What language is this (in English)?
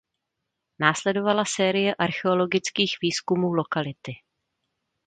Czech